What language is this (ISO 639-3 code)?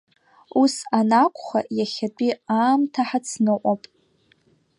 abk